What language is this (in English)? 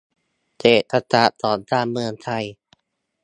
Thai